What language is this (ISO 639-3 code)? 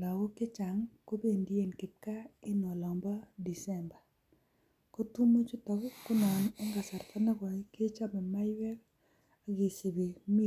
kln